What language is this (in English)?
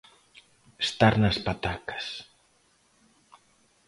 Galician